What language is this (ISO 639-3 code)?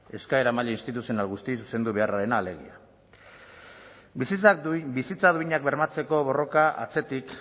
eus